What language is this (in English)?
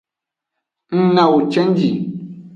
Aja (Benin)